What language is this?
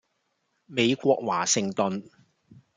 Cantonese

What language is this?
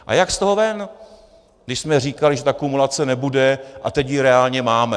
Czech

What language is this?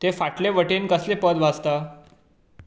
Konkani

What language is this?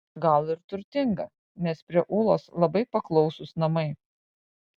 Lithuanian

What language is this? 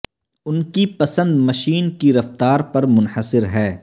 Urdu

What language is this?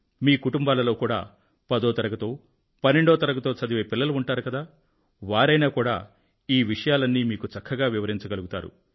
Telugu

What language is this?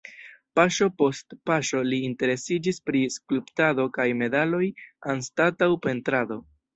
Esperanto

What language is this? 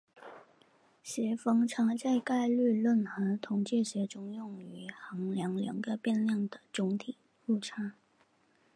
Chinese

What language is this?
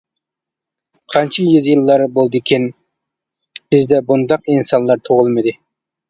Uyghur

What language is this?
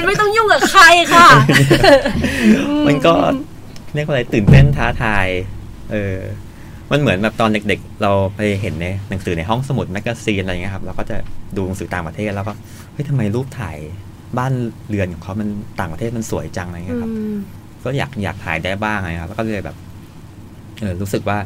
Thai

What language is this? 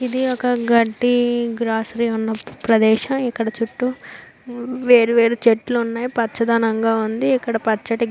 Telugu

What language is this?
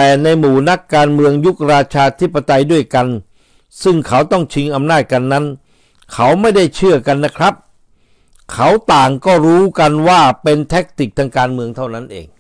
Thai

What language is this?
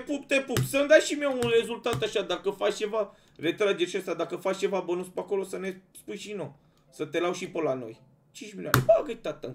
Romanian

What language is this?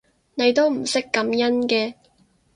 Cantonese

